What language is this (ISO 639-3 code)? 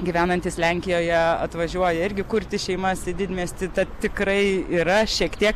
lit